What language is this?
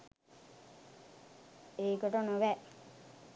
Sinhala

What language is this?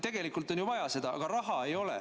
Estonian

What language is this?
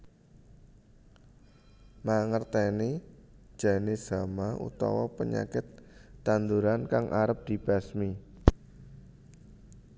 Javanese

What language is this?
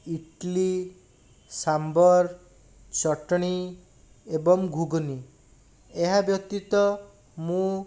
Odia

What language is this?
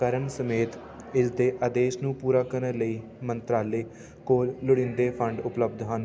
Punjabi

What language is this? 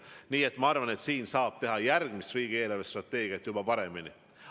Estonian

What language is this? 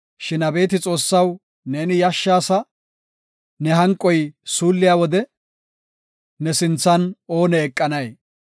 Gofa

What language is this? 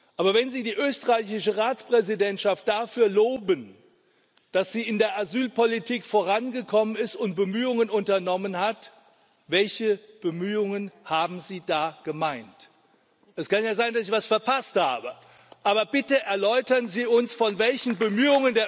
German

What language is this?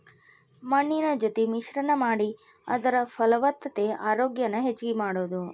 Kannada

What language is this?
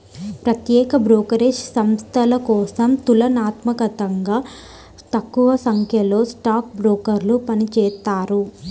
Telugu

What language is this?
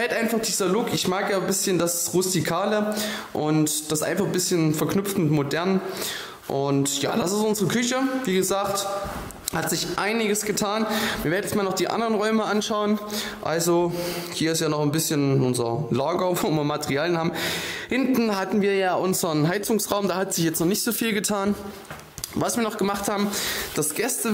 German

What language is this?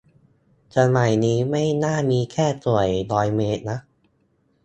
Thai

